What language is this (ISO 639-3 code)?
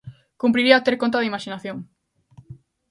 glg